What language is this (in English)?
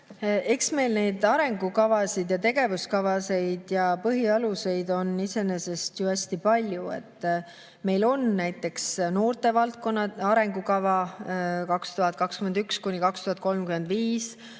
Estonian